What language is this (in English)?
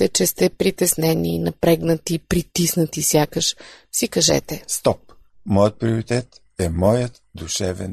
Bulgarian